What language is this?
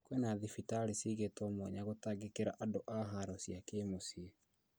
Kikuyu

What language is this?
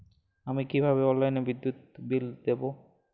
Bangla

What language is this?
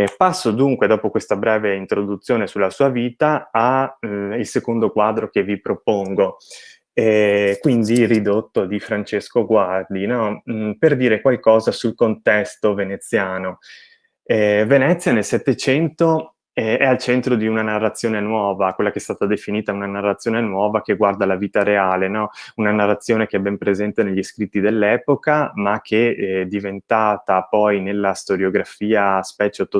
Italian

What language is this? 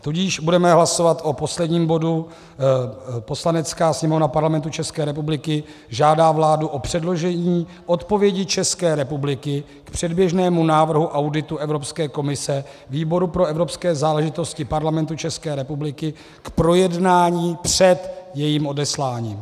Czech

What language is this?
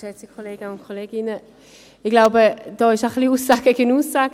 Swiss German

